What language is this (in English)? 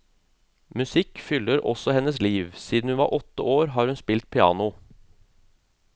Norwegian